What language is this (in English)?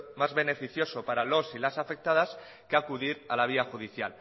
Spanish